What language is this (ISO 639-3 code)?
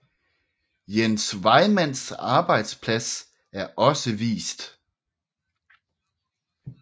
dan